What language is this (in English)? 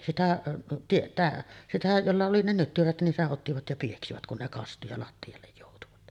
Finnish